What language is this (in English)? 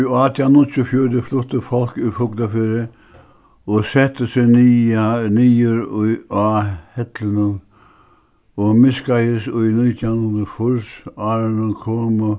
Faroese